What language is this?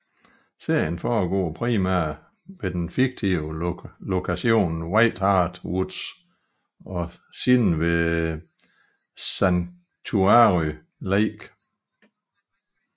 Danish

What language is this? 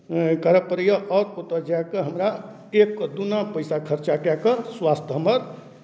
Maithili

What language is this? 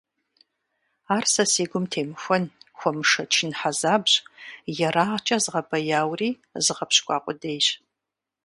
Kabardian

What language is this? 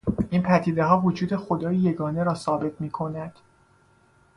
Persian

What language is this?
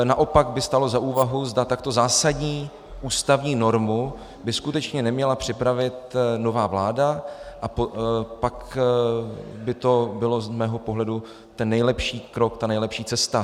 Czech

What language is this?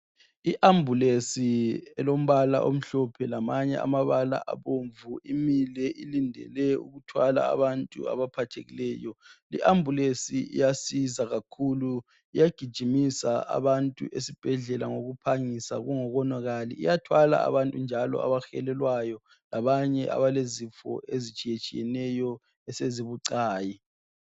North Ndebele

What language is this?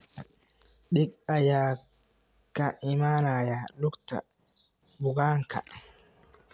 Somali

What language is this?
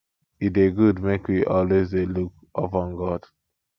Nigerian Pidgin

